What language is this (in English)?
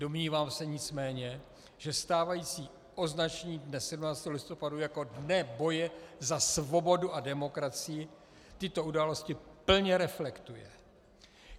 Czech